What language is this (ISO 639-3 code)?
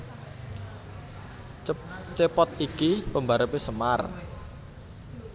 jav